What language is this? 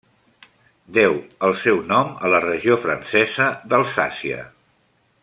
Catalan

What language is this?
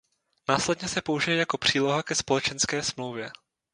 Czech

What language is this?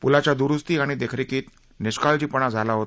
Marathi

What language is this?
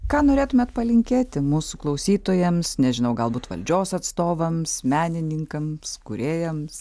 Lithuanian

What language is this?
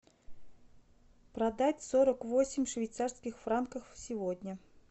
Russian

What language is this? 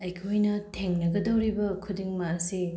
Manipuri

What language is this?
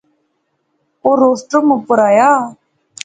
Pahari-Potwari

